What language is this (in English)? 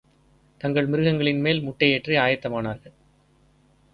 Tamil